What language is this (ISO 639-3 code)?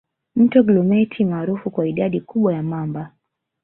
swa